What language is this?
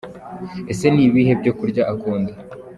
Kinyarwanda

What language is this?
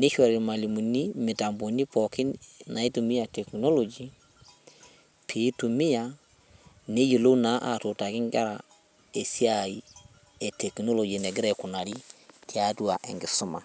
Masai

